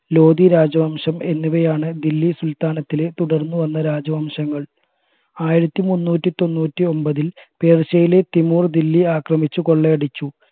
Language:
Malayalam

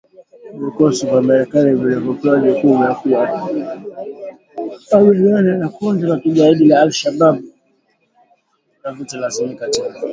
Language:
Swahili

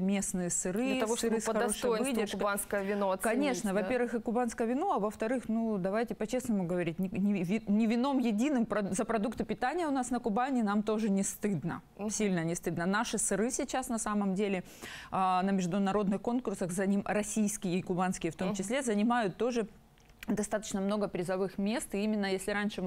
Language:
Russian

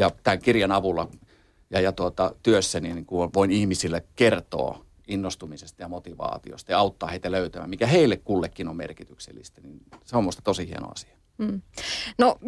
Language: Finnish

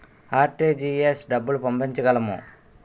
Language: Telugu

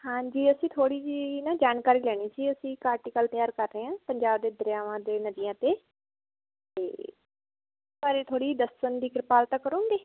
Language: Punjabi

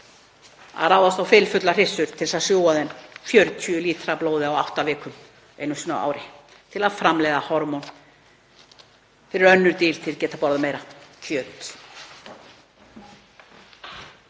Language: Icelandic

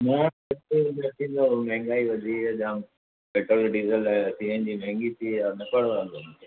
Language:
Sindhi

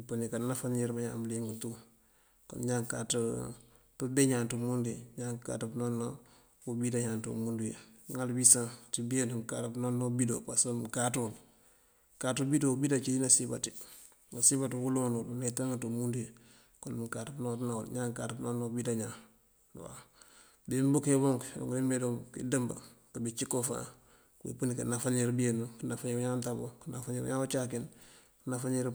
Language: Mandjak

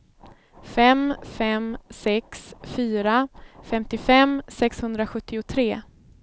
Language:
Swedish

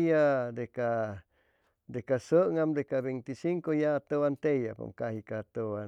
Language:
Chimalapa Zoque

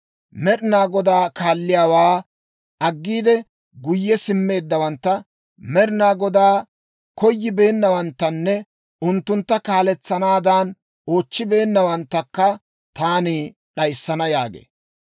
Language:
Dawro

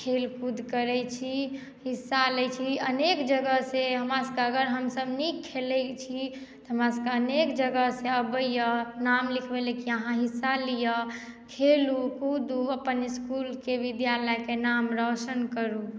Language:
Maithili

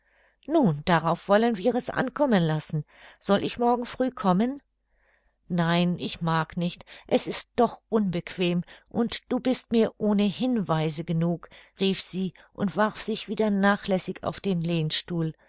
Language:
German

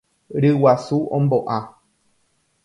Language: Guarani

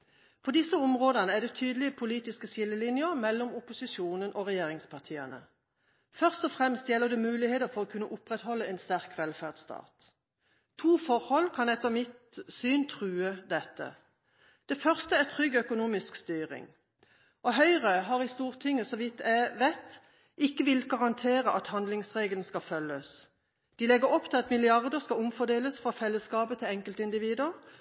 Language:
Norwegian Bokmål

